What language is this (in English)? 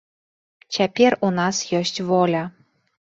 Belarusian